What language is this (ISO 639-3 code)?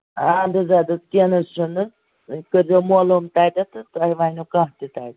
kas